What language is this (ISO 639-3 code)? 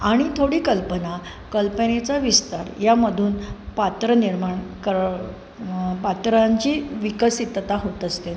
mar